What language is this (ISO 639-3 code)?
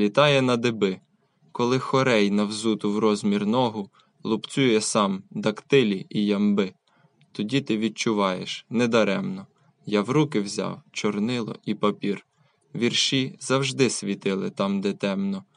ukr